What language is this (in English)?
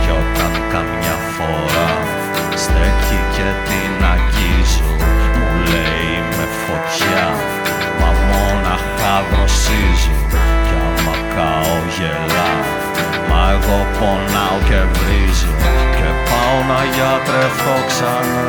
Greek